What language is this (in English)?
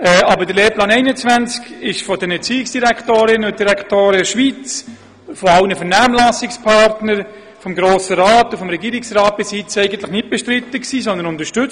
Swiss German